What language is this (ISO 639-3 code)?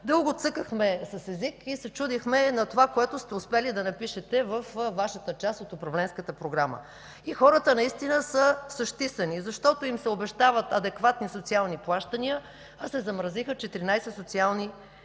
bul